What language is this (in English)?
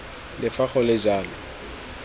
Tswana